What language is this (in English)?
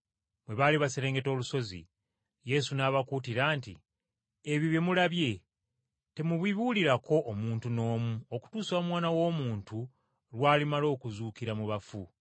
Ganda